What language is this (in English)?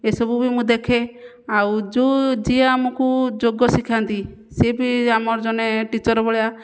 Odia